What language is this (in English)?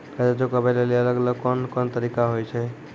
Maithili